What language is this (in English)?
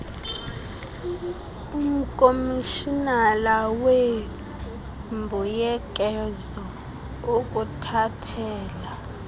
Xhosa